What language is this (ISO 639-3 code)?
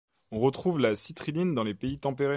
fra